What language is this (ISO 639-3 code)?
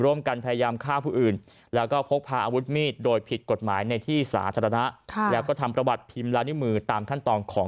tha